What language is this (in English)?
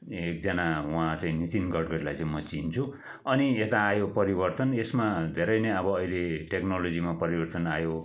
Nepali